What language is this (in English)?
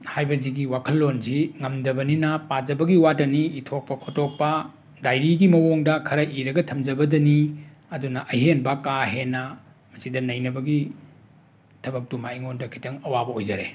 Manipuri